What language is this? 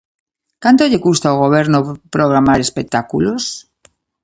Galician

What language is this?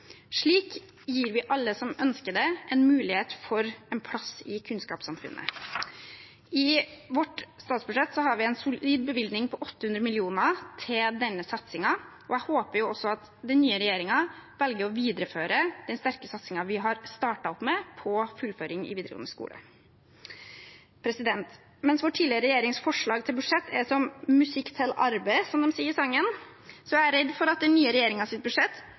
Norwegian Bokmål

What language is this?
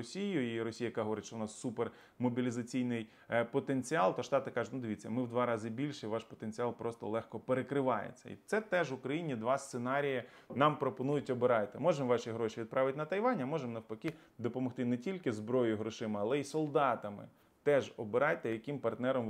Ukrainian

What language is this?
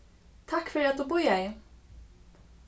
Faroese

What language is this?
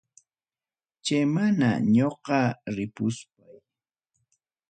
Ayacucho Quechua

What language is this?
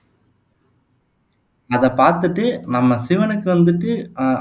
Tamil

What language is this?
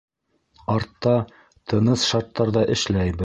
Bashkir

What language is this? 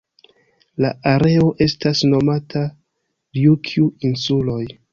Esperanto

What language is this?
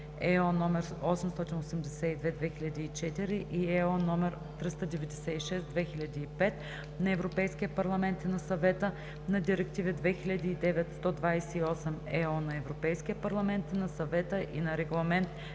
Bulgarian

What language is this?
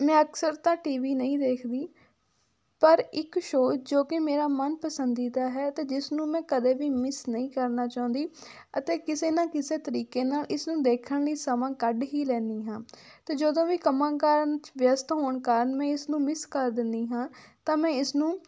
Punjabi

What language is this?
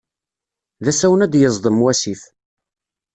Kabyle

